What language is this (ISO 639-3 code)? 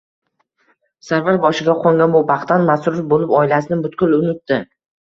uzb